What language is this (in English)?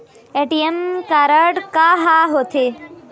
Chhattisgarhi